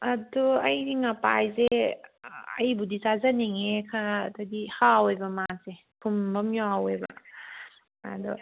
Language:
Manipuri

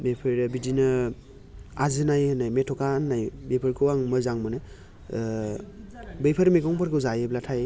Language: Bodo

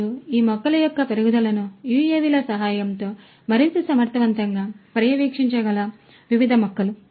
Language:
Telugu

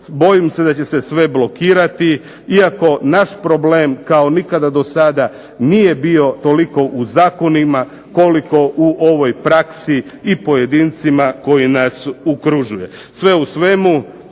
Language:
Croatian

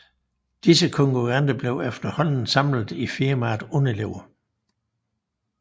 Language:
Danish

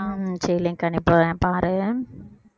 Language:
Tamil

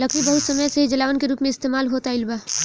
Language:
Bhojpuri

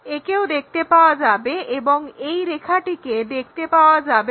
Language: Bangla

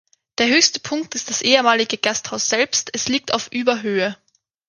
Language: German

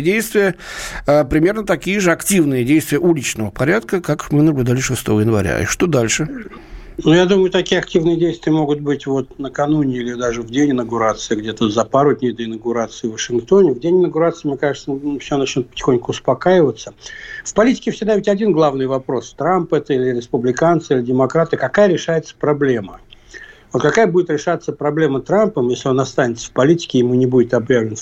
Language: Russian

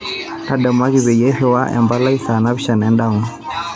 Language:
Masai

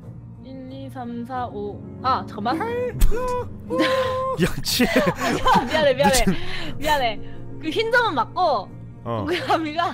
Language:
Korean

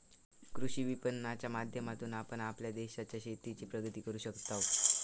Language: Marathi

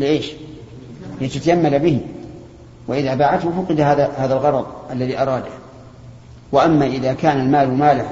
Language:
Arabic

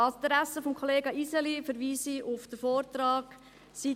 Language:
Swiss German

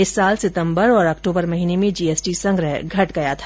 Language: Hindi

